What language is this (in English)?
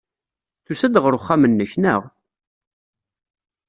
Kabyle